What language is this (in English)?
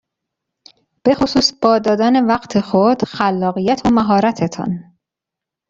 Persian